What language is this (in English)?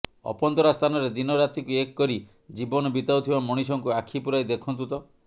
Odia